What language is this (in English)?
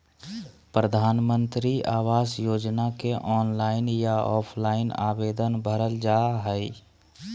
Magahi